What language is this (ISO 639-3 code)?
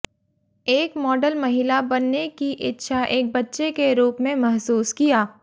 hin